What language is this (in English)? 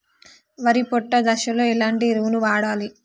Telugu